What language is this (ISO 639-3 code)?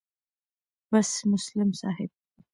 pus